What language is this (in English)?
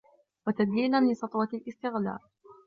Arabic